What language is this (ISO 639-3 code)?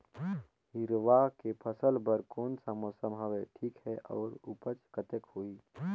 hne